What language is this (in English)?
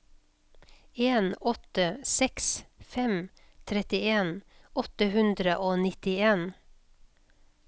Norwegian